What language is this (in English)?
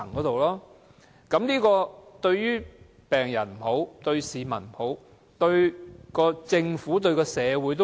Cantonese